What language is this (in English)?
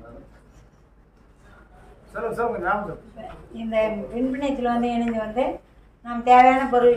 Turkish